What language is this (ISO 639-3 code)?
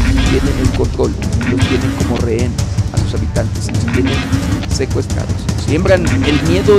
spa